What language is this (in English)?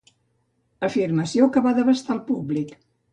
Catalan